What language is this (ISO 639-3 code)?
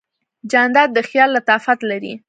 pus